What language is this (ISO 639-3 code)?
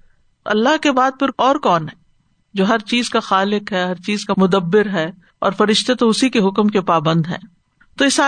urd